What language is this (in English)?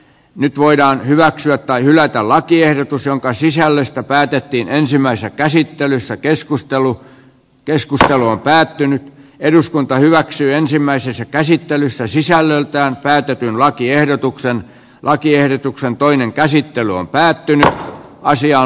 Finnish